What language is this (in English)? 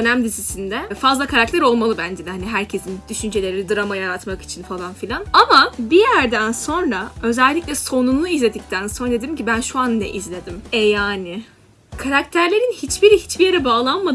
Turkish